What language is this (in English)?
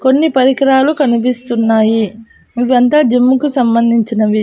Telugu